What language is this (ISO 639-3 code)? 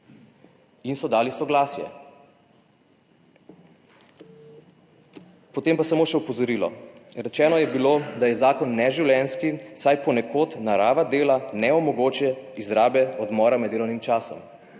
slv